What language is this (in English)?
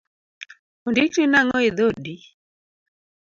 Luo (Kenya and Tanzania)